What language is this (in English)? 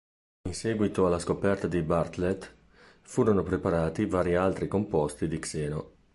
Italian